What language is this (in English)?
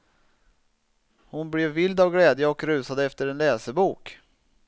Swedish